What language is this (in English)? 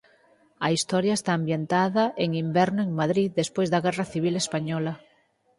Galician